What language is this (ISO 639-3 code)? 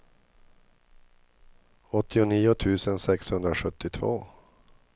swe